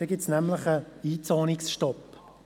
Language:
Swiss German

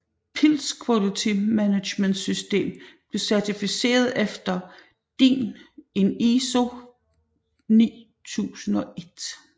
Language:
Danish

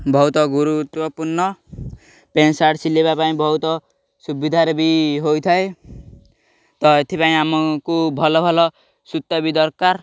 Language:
Odia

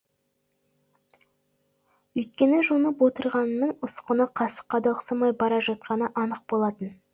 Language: Kazakh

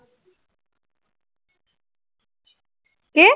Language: Assamese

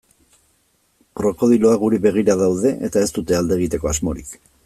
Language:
Basque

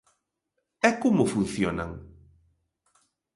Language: Galician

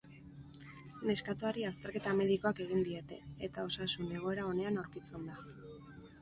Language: Basque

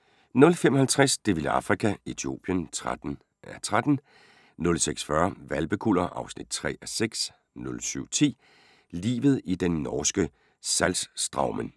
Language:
Danish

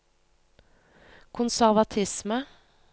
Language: Norwegian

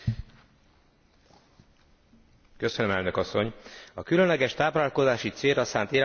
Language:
Hungarian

